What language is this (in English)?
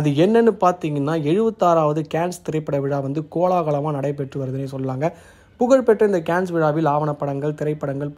Romanian